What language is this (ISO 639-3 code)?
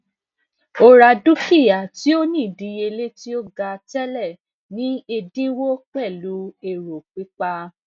yor